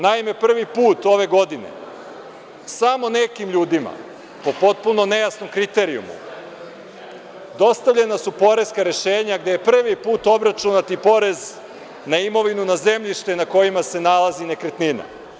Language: Serbian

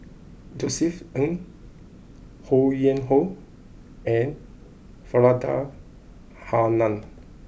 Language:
English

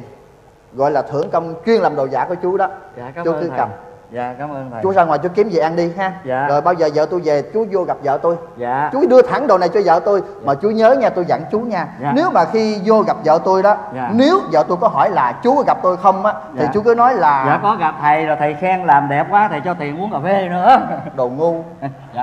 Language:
Vietnamese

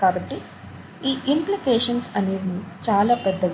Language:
Telugu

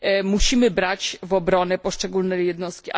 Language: Polish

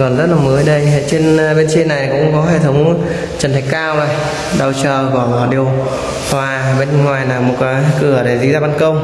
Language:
Vietnamese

